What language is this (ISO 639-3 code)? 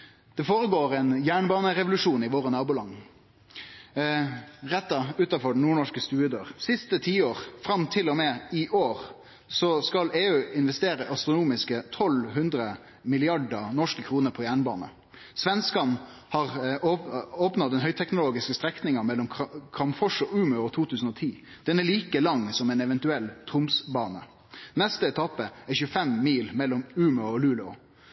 nno